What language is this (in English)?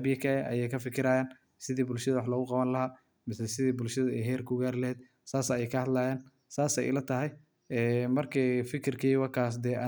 Somali